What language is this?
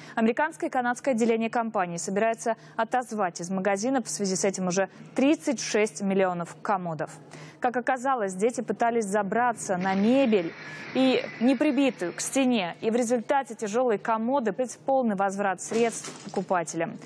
Russian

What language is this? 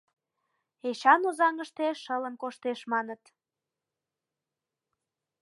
Mari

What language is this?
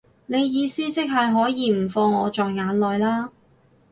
Cantonese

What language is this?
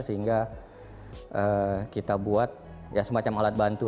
Indonesian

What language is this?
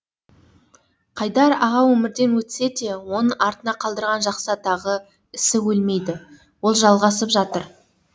Kazakh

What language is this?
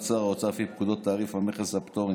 Hebrew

